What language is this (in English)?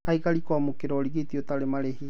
Kikuyu